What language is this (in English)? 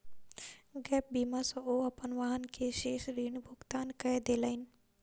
Maithili